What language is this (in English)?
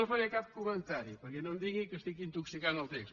Catalan